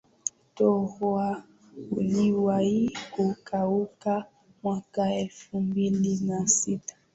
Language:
Swahili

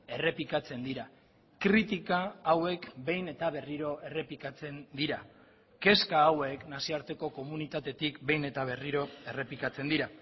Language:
Basque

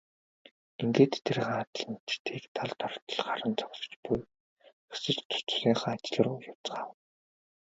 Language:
Mongolian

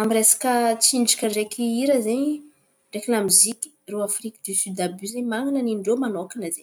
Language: Antankarana Malagasy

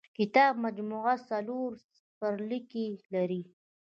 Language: Pashto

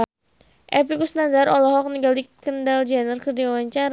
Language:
Sundanese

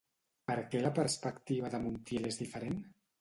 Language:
Catalan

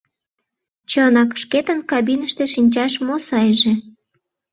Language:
Mari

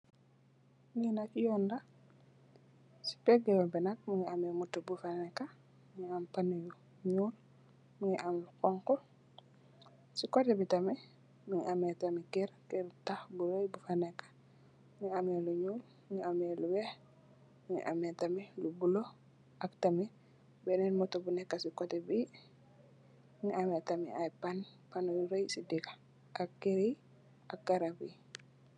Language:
Wolof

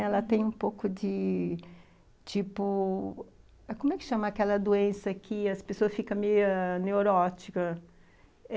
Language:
Portuguese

